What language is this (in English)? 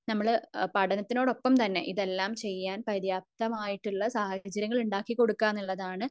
Malayalam